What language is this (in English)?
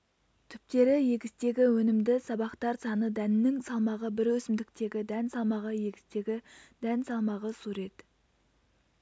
Kazakh